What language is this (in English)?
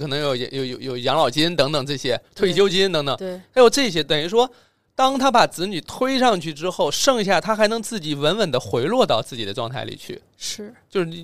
Chinese